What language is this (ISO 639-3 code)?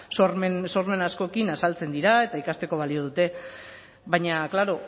eus